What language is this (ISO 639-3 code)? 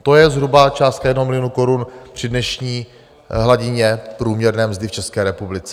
ces